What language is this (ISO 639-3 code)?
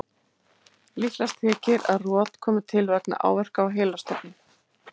isl